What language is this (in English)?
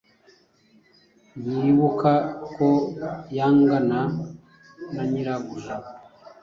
Kinyarwanda